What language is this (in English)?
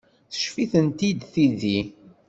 Kabyle